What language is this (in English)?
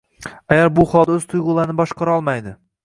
Uzbek